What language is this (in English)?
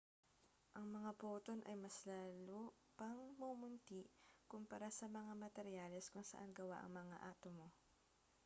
Filipino